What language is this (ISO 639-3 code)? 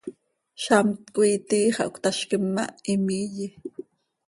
sei